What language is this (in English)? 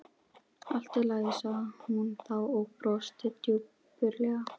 Icelandic